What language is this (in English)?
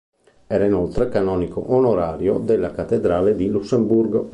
Italian